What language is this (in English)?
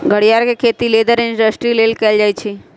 Magahi